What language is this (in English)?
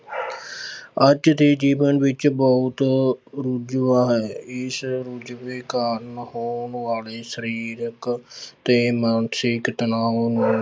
Punjabi